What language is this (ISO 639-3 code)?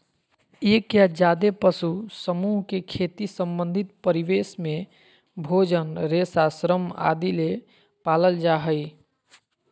mag